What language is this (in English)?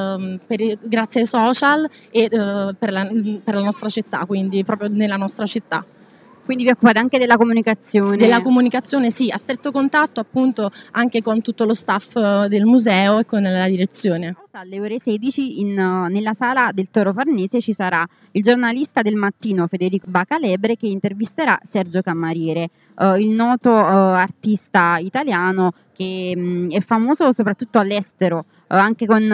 Italian